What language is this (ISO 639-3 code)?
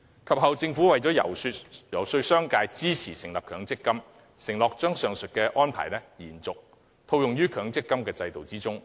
yue